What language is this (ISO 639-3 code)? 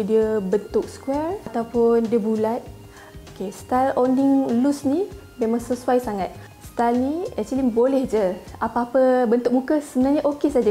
msa